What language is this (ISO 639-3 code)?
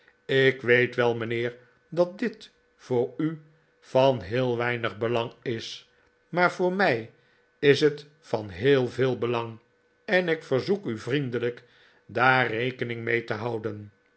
nld